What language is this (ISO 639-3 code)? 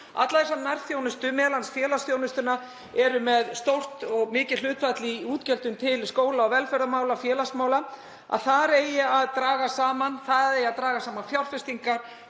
isl